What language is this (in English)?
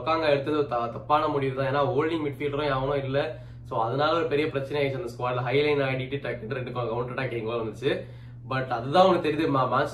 Tamil